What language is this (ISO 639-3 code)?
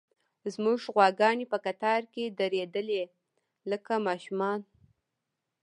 pus